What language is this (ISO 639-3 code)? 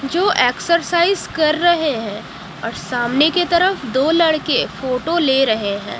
hin